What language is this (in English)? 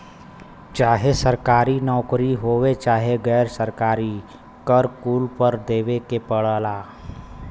Bhojpuri